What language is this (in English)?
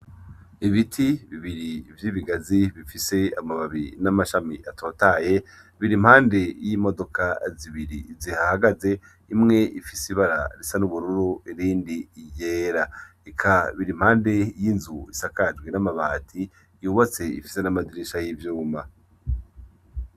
Rundi